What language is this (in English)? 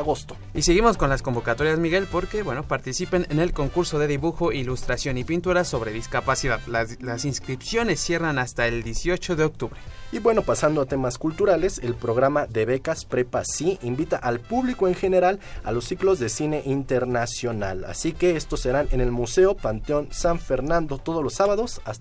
Spanish